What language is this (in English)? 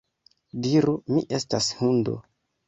Esperanto